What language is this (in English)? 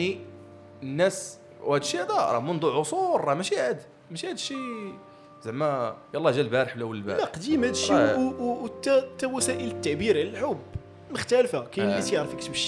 Arabic